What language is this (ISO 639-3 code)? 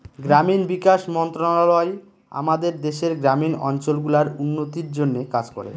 ben